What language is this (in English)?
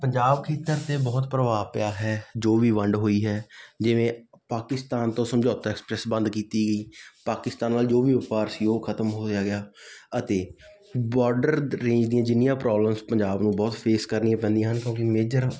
Punjabi